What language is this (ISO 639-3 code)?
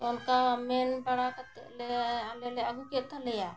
sat